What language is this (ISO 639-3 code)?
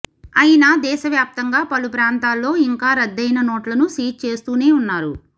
tel